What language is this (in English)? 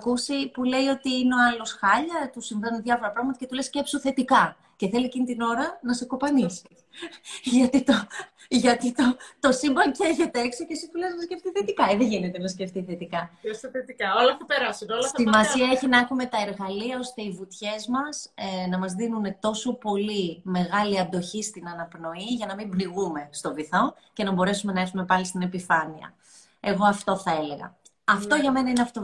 Greek